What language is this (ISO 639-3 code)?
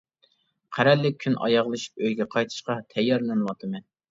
uig